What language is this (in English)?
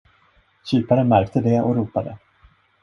Swedish